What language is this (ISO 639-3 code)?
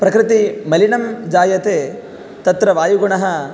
san